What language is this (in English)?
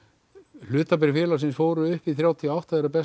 Icelandic